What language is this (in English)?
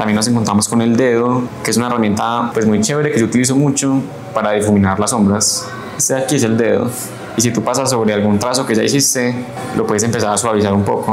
Spanish